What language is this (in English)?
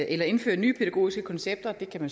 Danish